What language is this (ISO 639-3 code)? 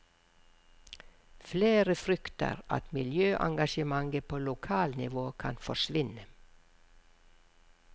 nor